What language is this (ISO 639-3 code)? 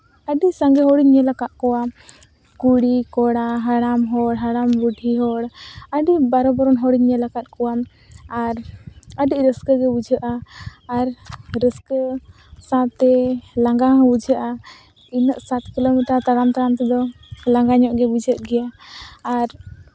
sat